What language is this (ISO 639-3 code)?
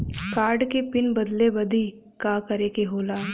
bho